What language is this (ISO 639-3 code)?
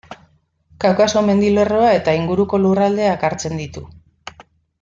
eus